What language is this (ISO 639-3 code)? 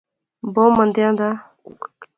phr